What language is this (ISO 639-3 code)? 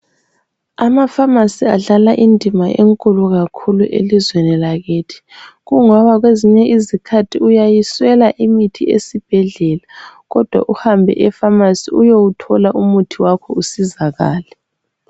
nde